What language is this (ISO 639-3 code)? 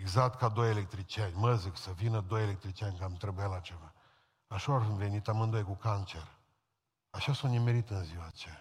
ron